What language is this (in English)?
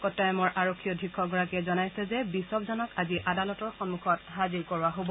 Assamese